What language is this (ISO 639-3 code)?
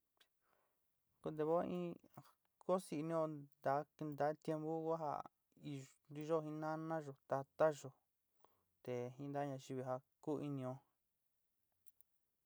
xti